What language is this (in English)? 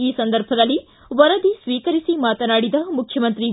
Kannada